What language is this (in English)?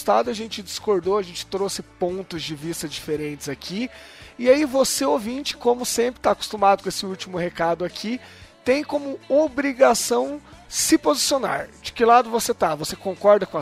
Portuguese